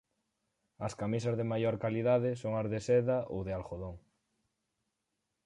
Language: Galician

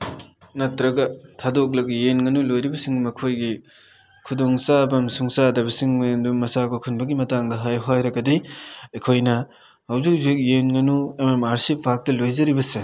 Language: Manipuri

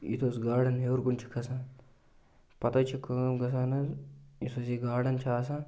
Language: Kashmiri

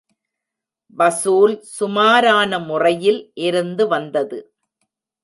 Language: Tamil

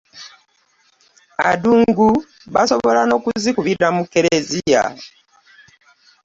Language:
Ganda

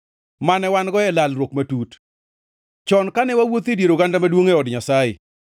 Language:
Luo (Kenya and Tanzania)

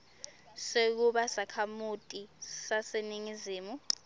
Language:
Swati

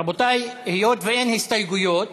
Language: Hebrew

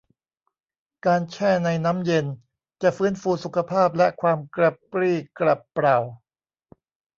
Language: Thai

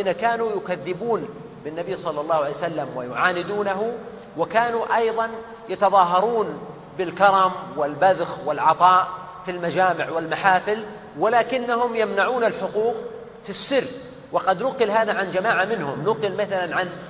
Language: Arabic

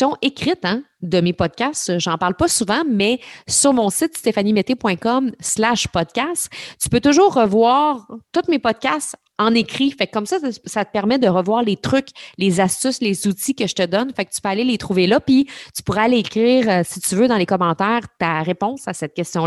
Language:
French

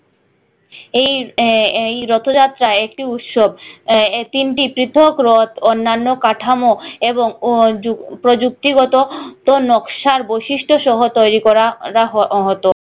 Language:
Bangla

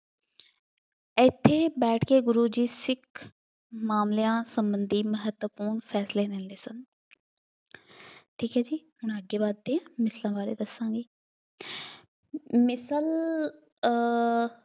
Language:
Punjabi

